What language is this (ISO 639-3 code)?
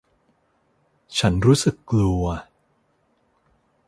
tha